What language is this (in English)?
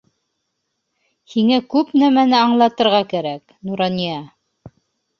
Bashkir